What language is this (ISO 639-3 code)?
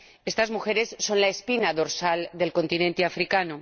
spa